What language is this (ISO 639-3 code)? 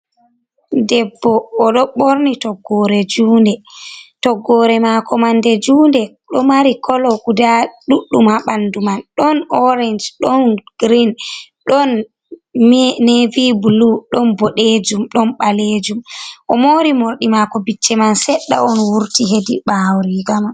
ful